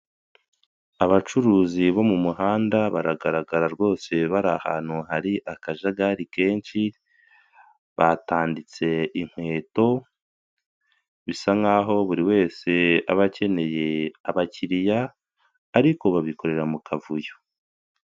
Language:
Kinyarwanda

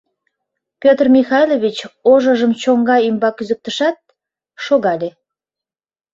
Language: Mari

